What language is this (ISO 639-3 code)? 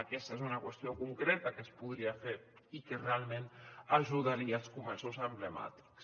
cat